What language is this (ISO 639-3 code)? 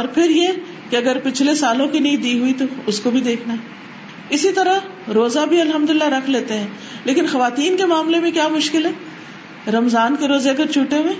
urd